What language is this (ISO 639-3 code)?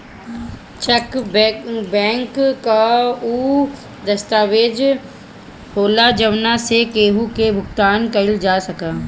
bho